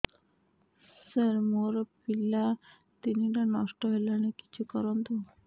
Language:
Odia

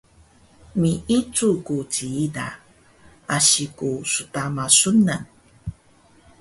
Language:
Taroko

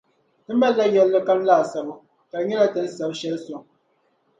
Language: Dagbani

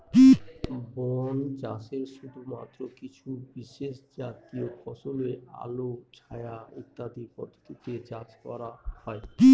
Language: Bangla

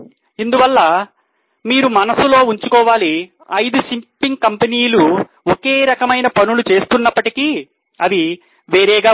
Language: Telugu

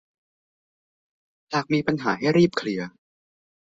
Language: Thai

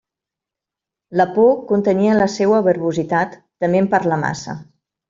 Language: Catalan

